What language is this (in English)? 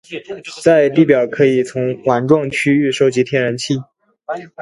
Chinese